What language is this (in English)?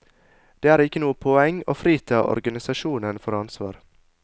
Norwegian